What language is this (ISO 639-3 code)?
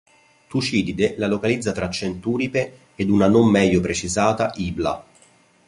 ita